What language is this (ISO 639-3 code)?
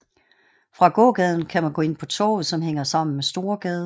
dan